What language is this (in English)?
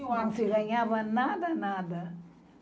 Portuguese